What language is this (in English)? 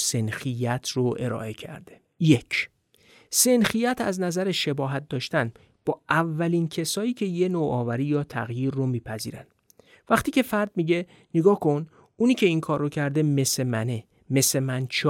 Persian